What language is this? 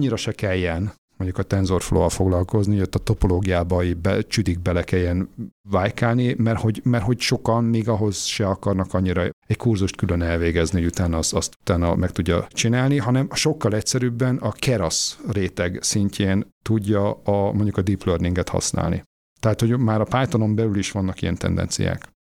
Hungarian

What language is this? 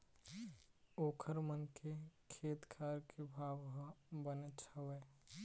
Chhattisgarhi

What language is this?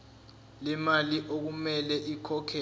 Zulu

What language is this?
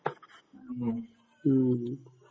Malayalam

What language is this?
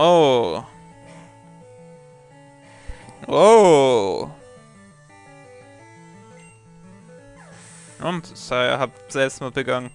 German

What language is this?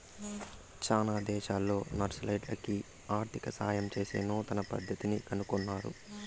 Telugu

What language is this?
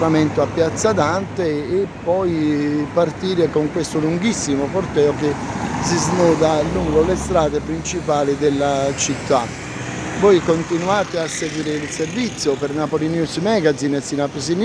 Italian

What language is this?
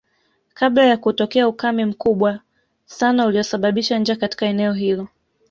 Swahili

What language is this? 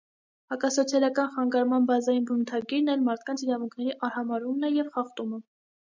Armenian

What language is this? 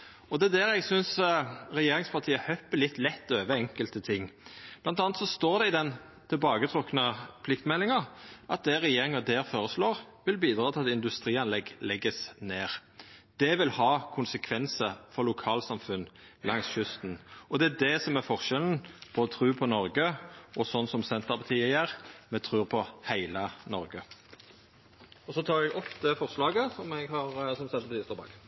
Norwegian Nynorsk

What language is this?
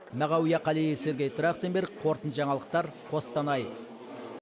Kazakh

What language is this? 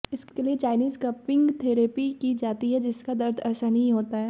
Hindi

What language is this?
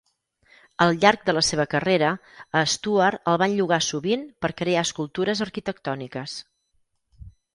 Catalan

